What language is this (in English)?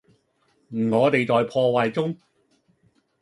Cantonese